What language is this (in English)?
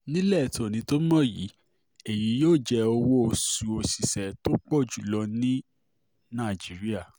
Yoruba